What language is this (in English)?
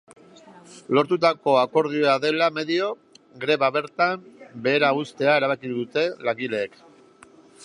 Basque